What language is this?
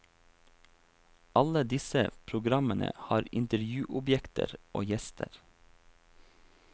Norwegian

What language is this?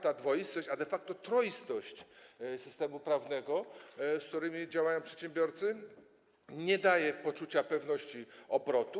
Polish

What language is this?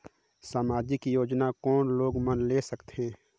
Chhattisgarhi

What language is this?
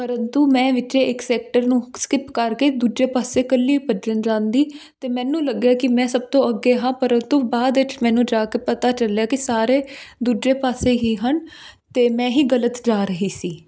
Punjabi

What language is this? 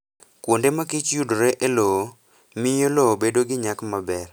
Luo (Kenya and Tanzania)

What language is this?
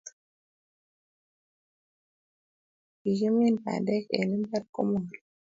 Kalenjin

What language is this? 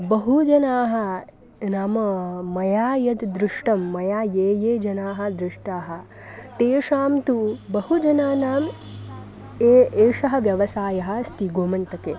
Sanskrit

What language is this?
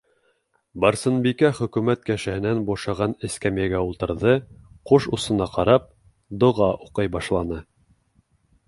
Bashkir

